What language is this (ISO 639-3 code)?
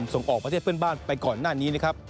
tha